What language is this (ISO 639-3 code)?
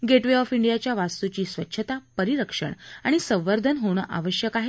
mar